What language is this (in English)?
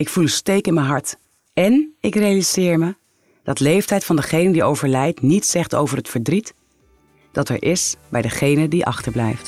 Dutch